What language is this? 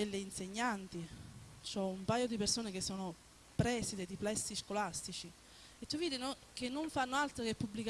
Italian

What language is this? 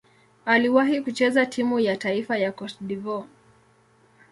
Swahili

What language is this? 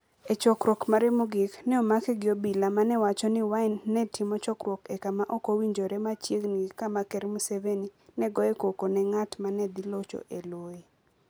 Luo (Kenya and Tanzania)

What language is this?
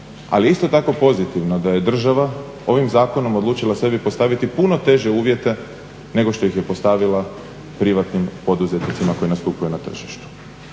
Croatian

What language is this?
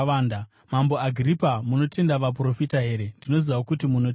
Shona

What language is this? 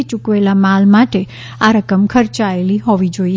Gujarati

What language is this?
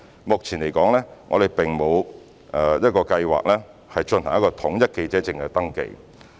Cantonese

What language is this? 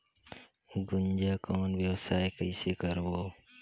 Chhattisgarhi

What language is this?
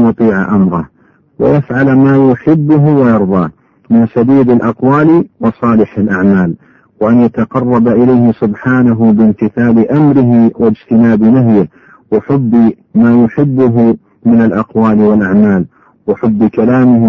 Arabic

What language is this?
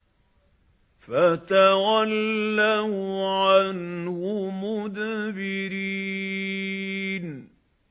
Arabic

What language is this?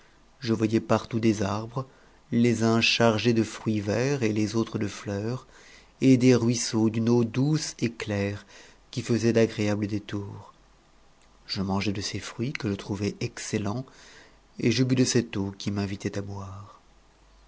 French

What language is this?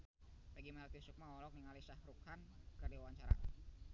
Sundanese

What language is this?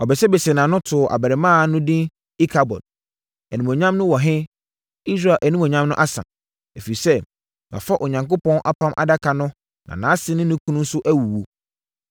Akan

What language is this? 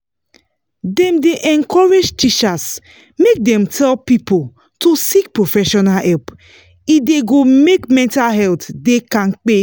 Nigerian Pidgin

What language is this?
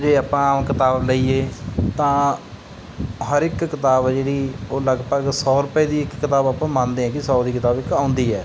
Punjabi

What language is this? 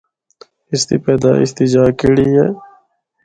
Northern Hindko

